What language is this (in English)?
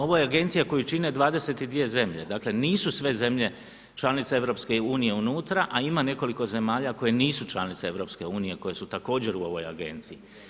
Croatian